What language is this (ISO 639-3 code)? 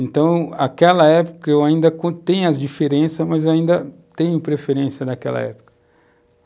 por